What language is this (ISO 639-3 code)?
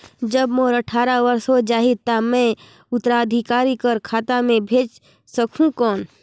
hne